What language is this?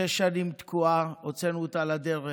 Hebrew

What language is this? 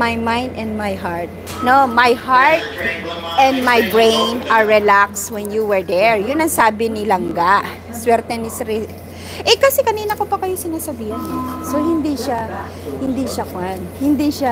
Filipino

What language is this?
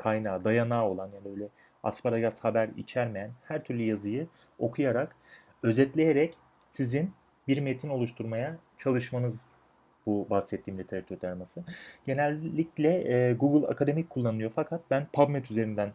Turkish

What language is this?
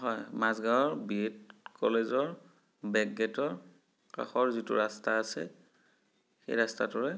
Assamese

